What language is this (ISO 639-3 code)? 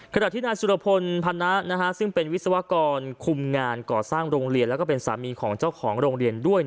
tha